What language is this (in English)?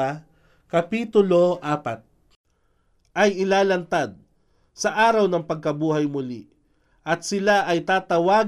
Filipino